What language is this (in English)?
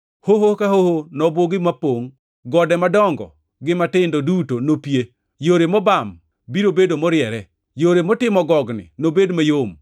Luo (Kenya and Tanzania)